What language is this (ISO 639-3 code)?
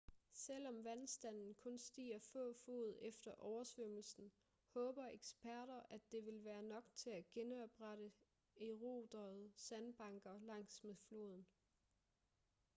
dan